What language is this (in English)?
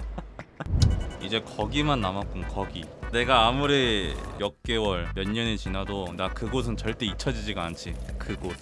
Korean